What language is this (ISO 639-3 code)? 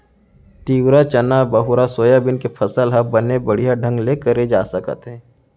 hne